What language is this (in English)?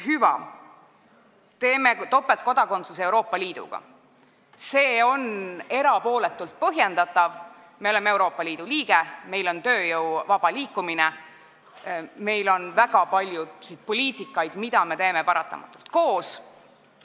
Estonian